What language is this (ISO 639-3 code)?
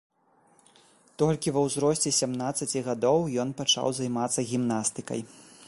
bel